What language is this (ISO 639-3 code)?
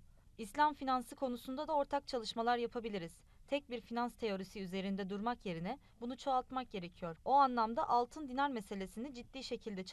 tur